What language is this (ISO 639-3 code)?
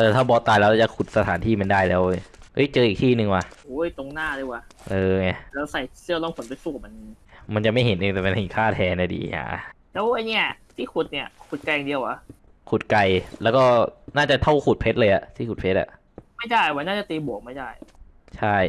tha